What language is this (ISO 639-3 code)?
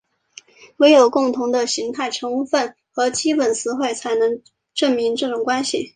zho